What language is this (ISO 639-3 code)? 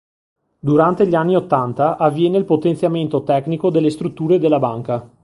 ita